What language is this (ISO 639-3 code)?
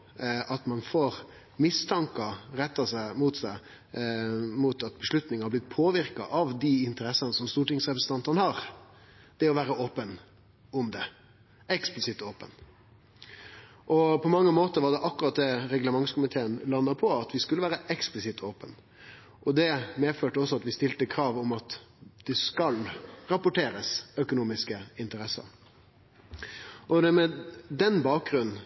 nno